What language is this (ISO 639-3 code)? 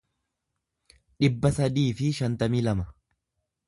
orm